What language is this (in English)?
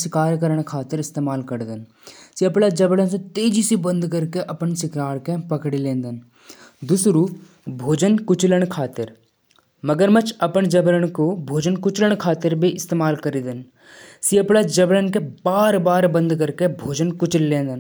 Jaunsari